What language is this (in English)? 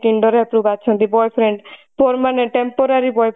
Odia